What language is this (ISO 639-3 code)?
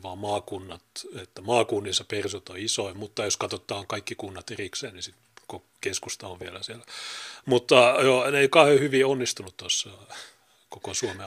fin